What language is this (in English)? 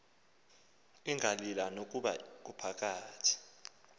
Xhosa